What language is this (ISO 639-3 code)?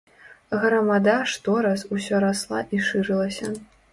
bel